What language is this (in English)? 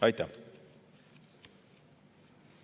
Estonian